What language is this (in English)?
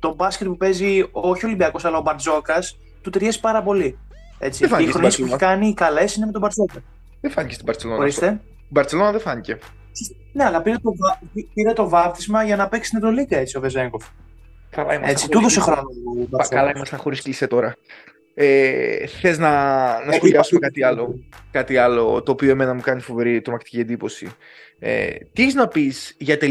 Greek